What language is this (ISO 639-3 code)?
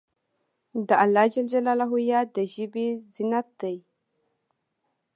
pus